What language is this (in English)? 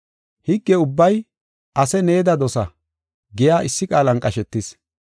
Gofa